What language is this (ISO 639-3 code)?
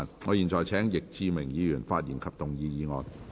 yue